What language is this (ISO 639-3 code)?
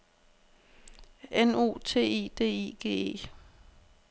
dan